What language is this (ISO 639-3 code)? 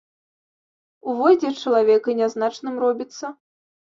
bel